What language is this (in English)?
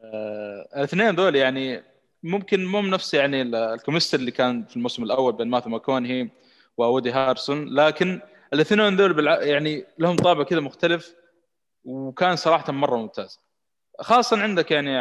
Arabic